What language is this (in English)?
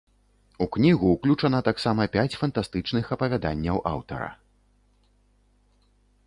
Belarusian